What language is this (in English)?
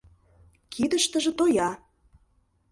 Mari